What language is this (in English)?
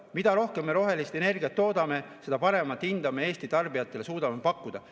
Estonian